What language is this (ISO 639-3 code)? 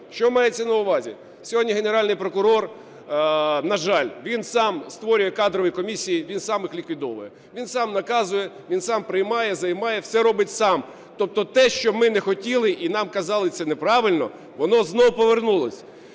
ukr